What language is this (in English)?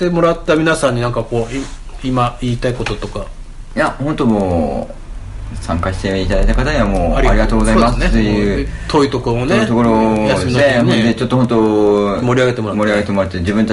Japanese